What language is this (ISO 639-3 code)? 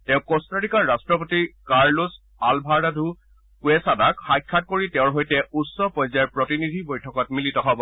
asm